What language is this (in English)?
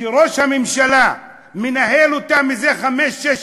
Hebrew